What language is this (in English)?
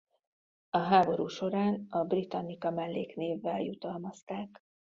Hungarian